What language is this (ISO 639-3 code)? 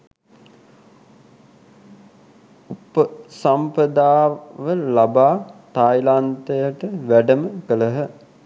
sin